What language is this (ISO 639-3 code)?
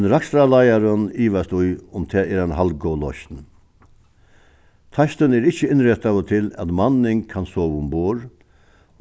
fao